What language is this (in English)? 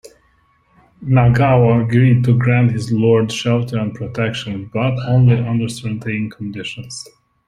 English